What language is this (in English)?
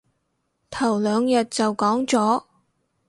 Cantonese